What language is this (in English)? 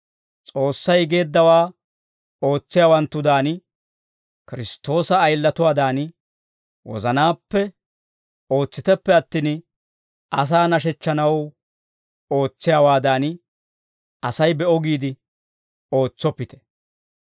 Dawro